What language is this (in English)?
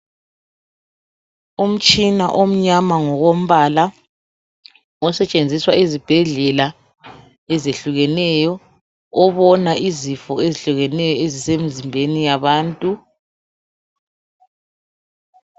North Ndebele